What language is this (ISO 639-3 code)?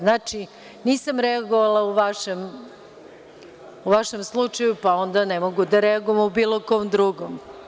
srp